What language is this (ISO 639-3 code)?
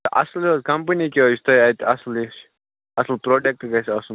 kas